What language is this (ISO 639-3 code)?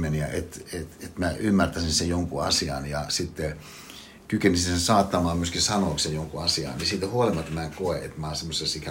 fin